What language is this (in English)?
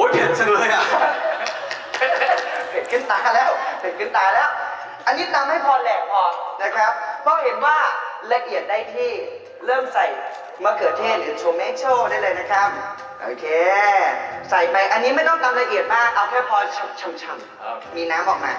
Thai